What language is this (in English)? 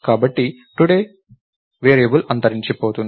Telugu